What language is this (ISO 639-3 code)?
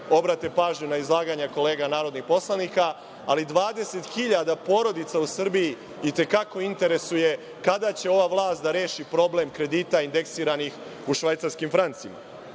srp